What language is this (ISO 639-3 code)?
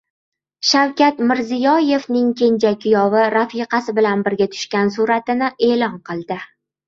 uzb